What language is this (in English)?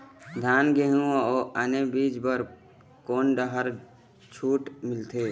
Chhattisgarhi